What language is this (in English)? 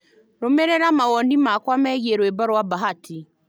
Kikuyu